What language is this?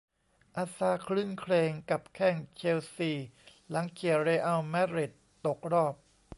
Thai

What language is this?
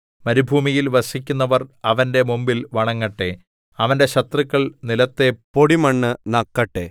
Malayalam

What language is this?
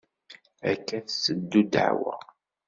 Kabyle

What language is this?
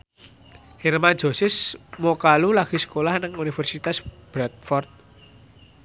Javanese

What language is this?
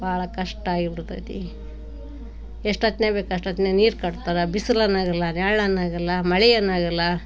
Kannada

